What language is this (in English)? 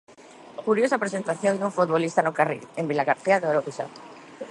Galician